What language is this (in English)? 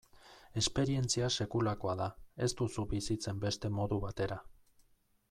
Basque